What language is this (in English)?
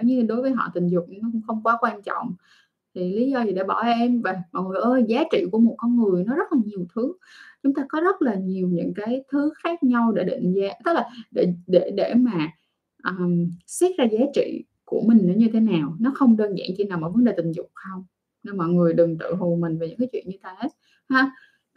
Vietnamese